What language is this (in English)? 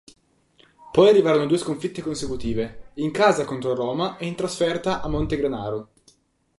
Italian